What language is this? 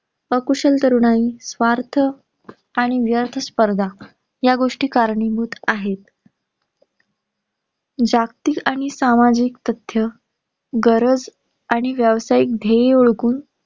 Marathi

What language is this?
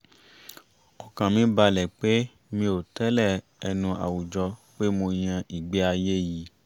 Yoruba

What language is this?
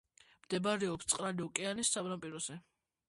Georgian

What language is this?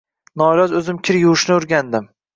Uzbek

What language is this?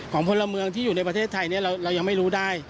Thai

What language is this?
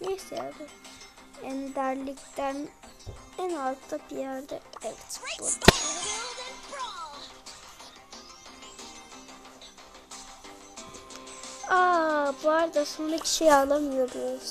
Turkish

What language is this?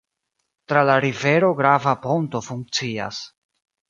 Esperanto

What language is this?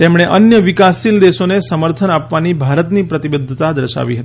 Gujarati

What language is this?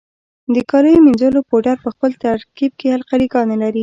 Pashto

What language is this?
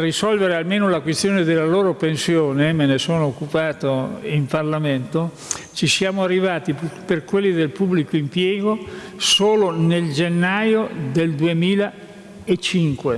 Italian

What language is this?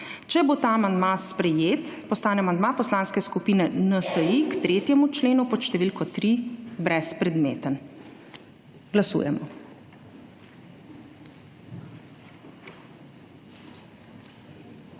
Slovenian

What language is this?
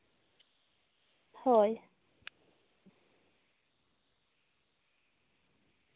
Santali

